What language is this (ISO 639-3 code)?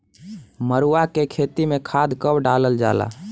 bho